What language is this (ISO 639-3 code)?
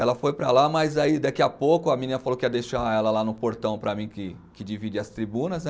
por